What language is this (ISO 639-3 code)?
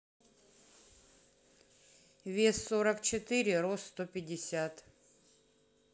rus